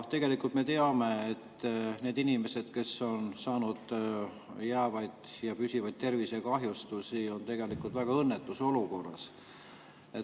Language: Estonian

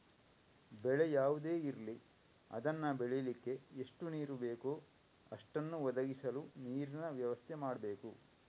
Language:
Kannada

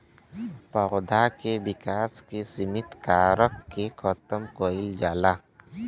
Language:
Bhojpuri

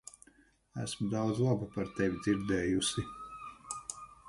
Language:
Latvian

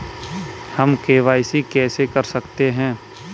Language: Hindi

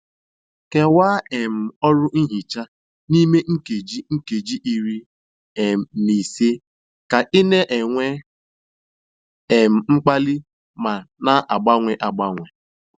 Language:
Igbo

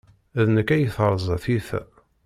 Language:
Kabyle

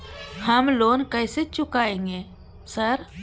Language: Maithili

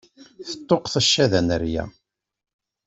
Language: Kabyle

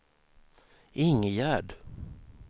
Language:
Swedish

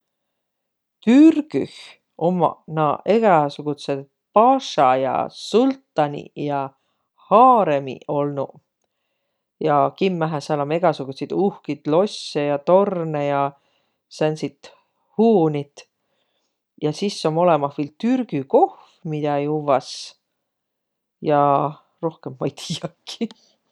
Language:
Võro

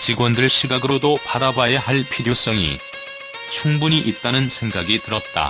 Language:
Korean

